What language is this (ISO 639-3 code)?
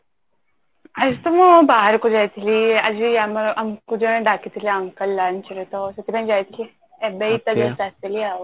ori